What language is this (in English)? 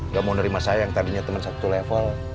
Indonesian